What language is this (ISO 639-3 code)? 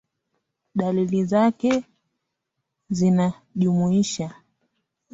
swa